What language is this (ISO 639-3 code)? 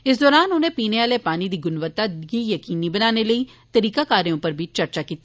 doi